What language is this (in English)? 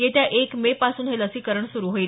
Marathi